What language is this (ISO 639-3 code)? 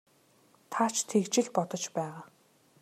mon